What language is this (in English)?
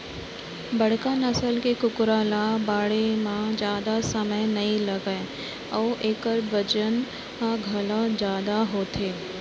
Chhattisgarhi